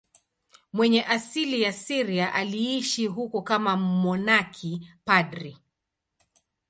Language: Swahili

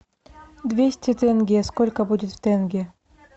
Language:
Russian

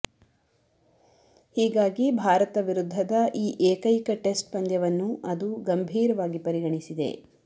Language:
Kannada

